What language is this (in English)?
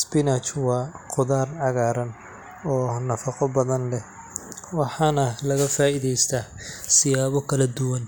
Somali